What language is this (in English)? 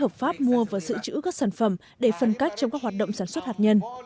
Vietnamese